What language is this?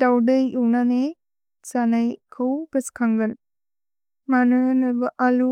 Bodo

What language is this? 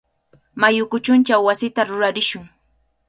Cajatambo North Lima Quechua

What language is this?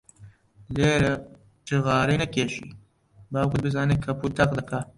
Central Kurdish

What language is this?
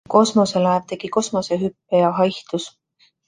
Estonian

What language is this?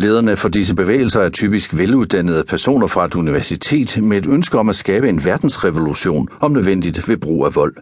Danish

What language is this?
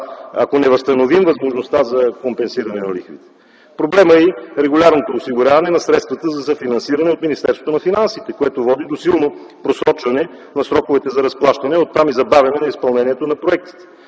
Bulgarian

